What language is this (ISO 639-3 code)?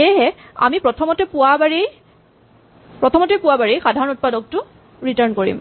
asm